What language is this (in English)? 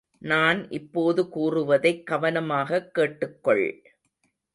Tamil